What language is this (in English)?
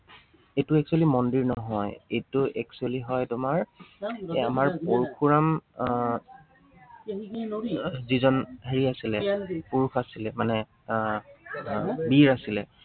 Assamese